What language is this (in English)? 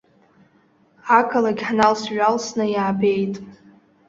Abkhazian